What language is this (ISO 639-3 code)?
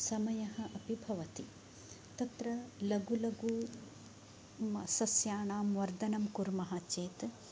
san